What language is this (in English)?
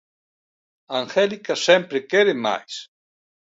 Galician